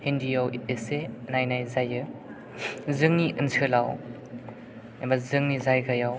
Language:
Bodo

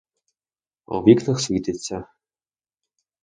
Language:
Ukrainian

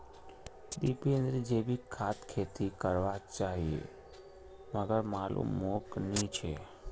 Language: Magahi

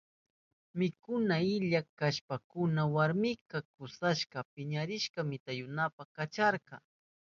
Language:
Southern Pastaza Quechua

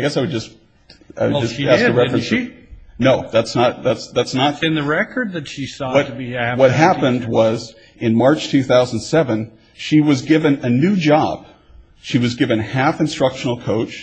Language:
English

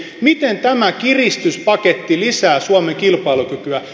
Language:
Finnish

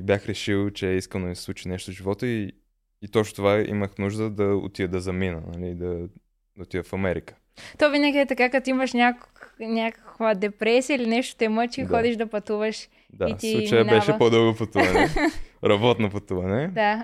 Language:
Bulgarian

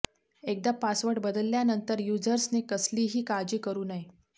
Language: Marathi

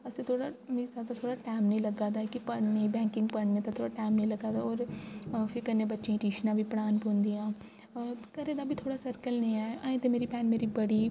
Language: Dogri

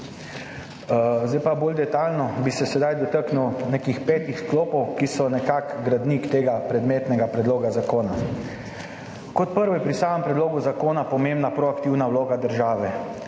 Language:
Slovenian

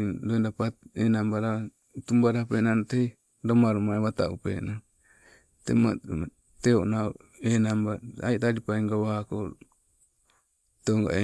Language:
Sibe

